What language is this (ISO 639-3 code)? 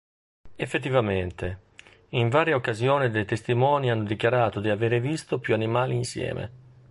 ita